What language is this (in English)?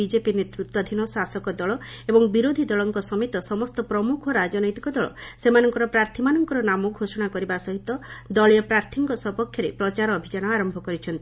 Odia